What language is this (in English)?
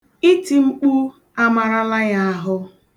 Igbo